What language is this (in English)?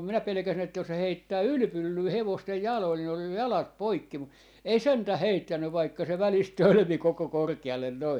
Finnish